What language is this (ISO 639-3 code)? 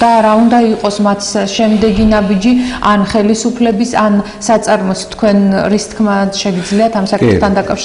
ron